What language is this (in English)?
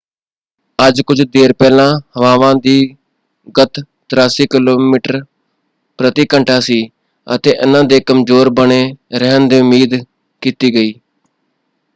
Punjabi